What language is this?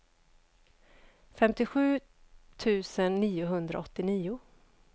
Swedish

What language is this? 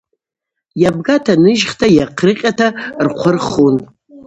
Abaza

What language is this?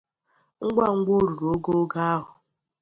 Igbo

